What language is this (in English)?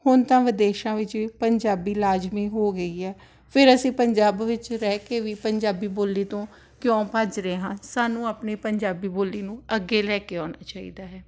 Punjabi